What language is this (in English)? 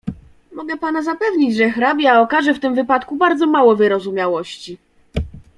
Polish